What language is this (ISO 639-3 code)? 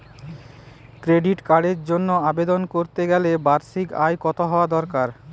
ben